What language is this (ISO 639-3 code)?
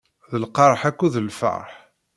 kab